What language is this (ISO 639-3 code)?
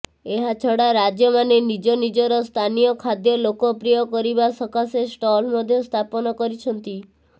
ori